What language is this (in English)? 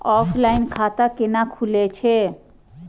Maithili